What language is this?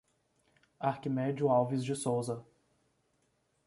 Portuguese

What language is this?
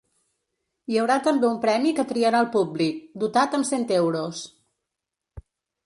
Catalan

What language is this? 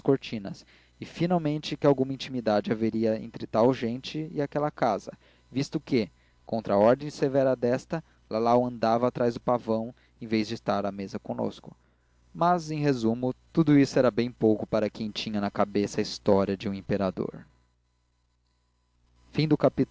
Portuguese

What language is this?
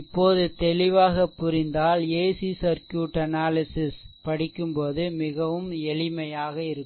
Tamil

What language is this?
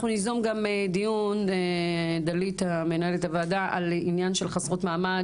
Hebrew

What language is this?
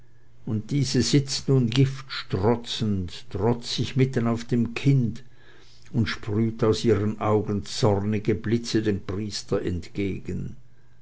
German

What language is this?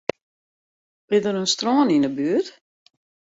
Western Frisian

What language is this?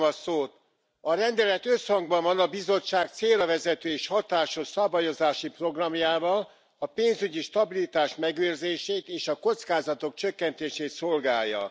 Hungarian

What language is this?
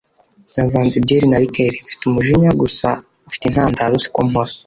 Kinyarwanda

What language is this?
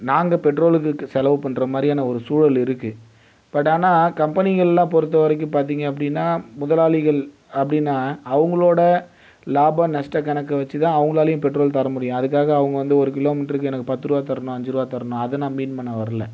Tamil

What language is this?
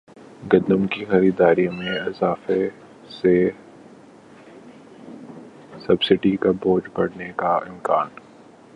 Urdu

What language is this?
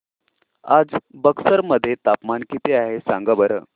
Marathi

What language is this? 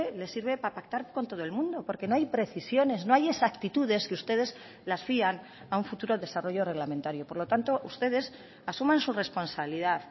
Spanish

